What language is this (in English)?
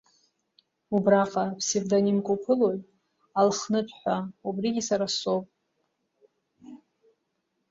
Abkhazian